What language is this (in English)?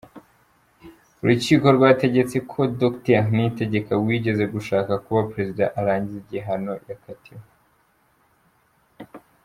Kinyarwanda